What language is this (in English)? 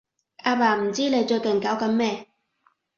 Cantonese